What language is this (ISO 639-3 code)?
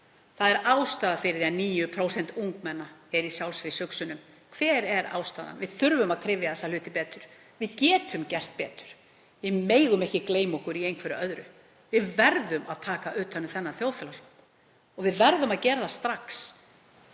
isl